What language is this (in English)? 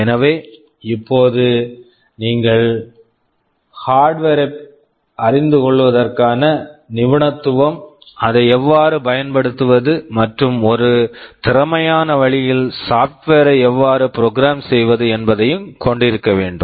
Tamil